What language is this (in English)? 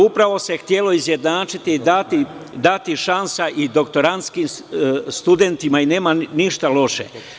Serbian